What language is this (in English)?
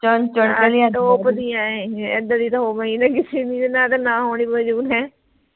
Punjabi